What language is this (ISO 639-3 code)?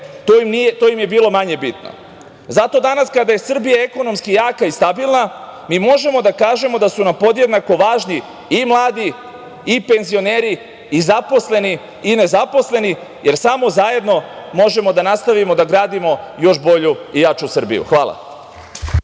srp